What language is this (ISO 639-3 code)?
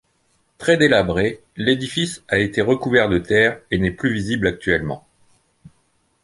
fra